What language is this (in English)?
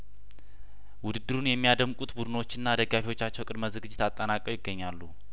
Amharic